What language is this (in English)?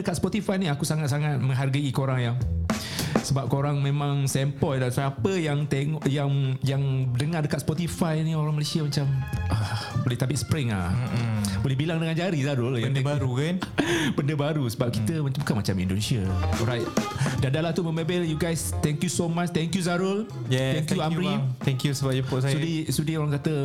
Malay